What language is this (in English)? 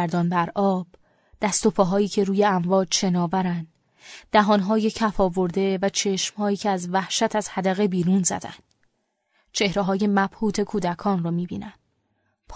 Persian